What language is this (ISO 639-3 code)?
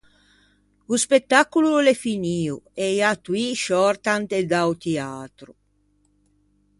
lij